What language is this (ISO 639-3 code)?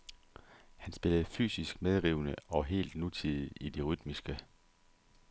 dan